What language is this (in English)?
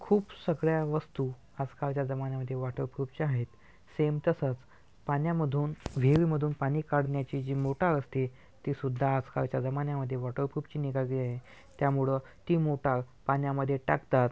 Marathi